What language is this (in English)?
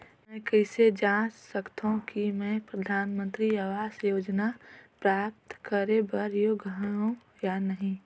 Chhattisgarhi